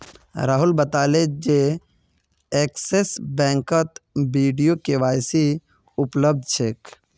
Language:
Magahi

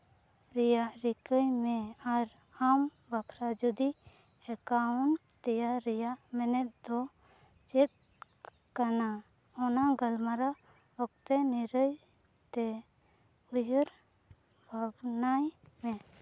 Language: Santali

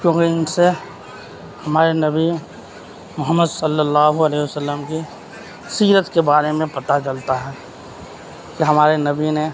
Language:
Urdu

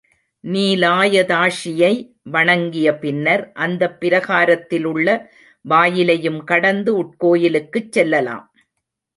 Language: Tamil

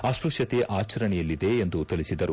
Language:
Kannada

